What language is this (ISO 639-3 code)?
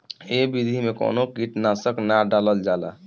bho